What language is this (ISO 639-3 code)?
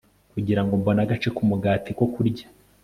kin